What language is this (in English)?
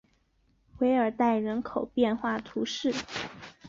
Chinese